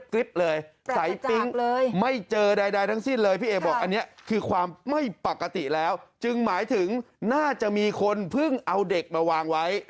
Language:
Thai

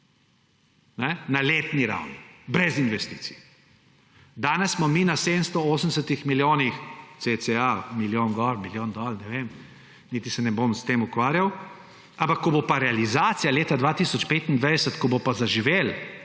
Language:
Slovenian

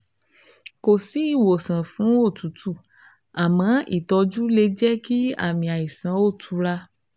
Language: Yoruba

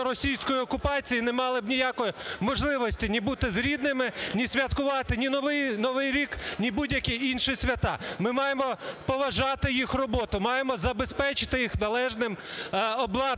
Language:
Ukrainian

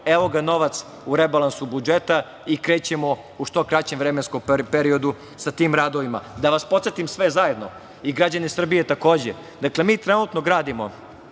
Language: Serbian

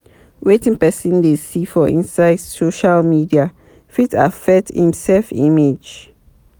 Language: Nigerian Pidgin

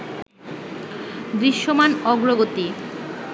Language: Bangla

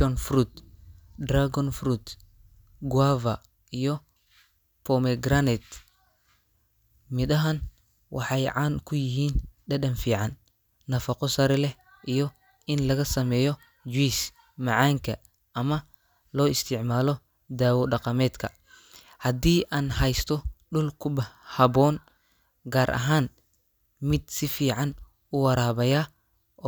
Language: Somali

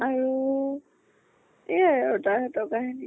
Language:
Assamese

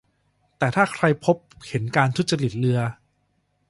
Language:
Thai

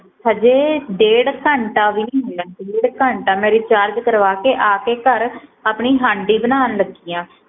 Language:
Punjabi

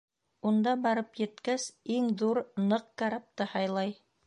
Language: Bashkir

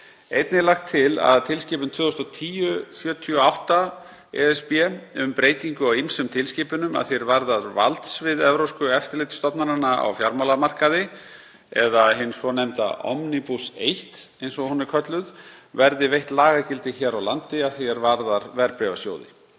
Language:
Icelandic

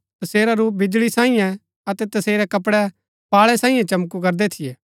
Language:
Gaddi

